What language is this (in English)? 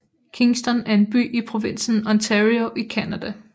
Danish